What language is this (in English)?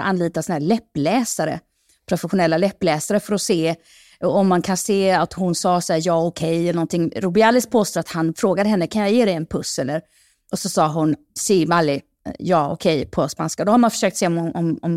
Swedish